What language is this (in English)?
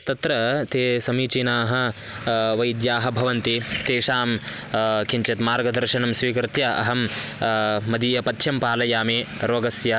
Sanskrit